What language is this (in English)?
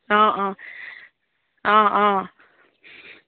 Assamese